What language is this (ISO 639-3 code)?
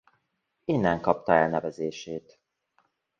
hun